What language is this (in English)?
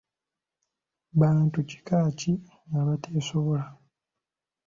Ganda